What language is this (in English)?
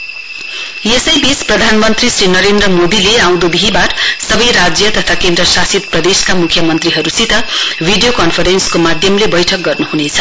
Nepali